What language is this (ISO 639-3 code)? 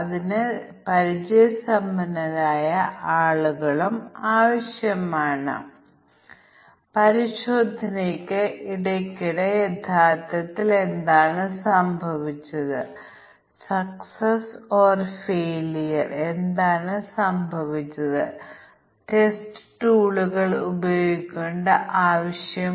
mal